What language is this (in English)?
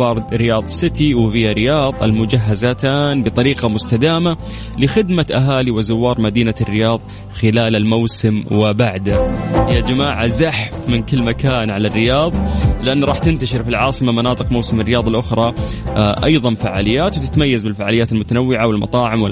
Arabic